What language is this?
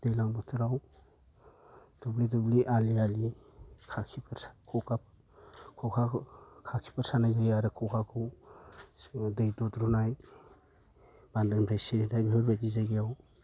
Bodo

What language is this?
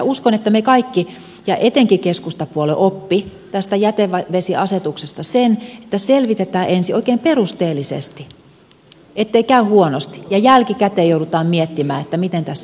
Finnish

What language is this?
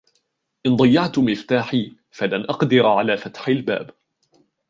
Arabic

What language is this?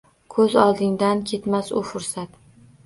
Uzbek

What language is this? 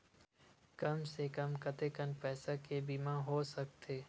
Chhattisgarhi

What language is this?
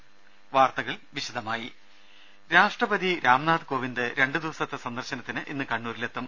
Malayalam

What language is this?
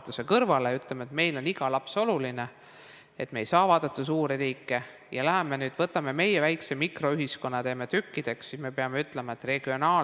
Estonian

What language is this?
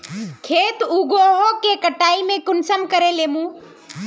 Magahi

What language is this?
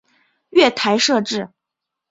Chinese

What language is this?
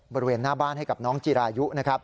Thai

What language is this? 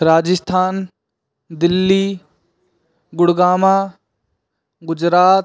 Hindi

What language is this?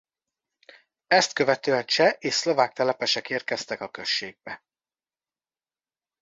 Hungarian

